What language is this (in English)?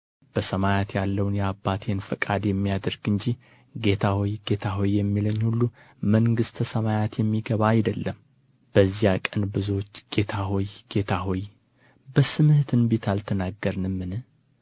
Amharic